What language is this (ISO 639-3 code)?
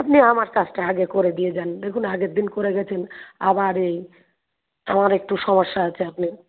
ben